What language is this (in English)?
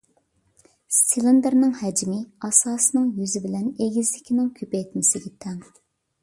Uyghur